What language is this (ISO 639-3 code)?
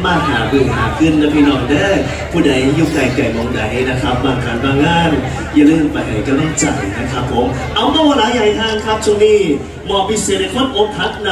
tha